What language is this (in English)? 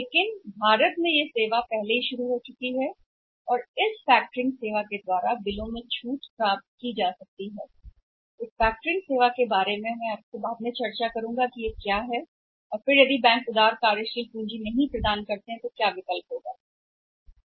Hindi